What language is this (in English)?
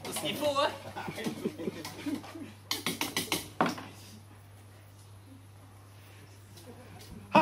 French